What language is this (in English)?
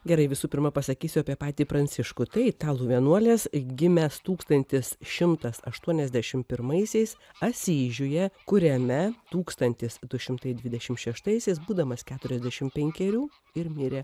Lithuanian